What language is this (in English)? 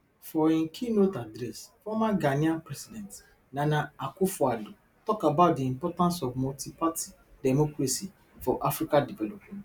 Nigerian Pidgin